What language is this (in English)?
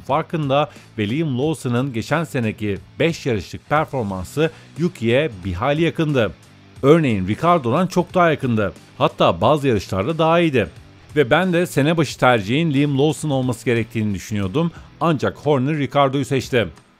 Turkish